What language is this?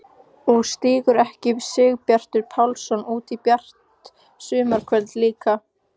Icelandic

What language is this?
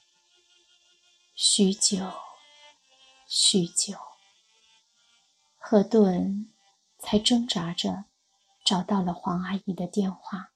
Chinese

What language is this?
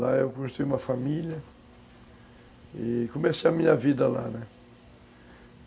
Portuguese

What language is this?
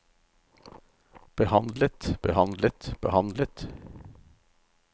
Norwegian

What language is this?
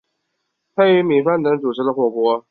Chinese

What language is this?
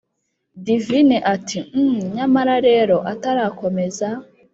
Kinyarwanda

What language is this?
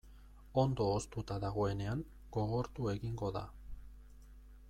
Basque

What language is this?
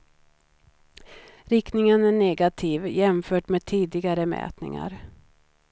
Swedish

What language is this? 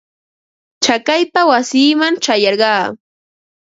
Ambo-Pasco Quechua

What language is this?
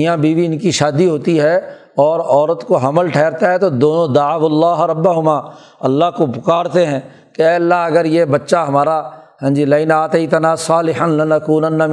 Urdu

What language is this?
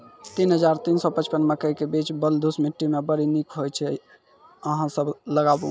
Maithili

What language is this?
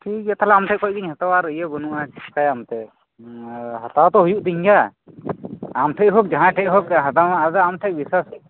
Santali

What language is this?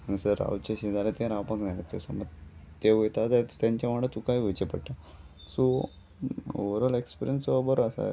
Konkani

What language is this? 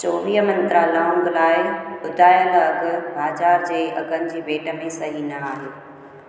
Sindhi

